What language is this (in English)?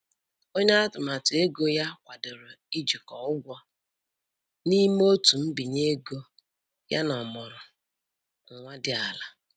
Igbo